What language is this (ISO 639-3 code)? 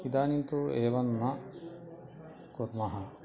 san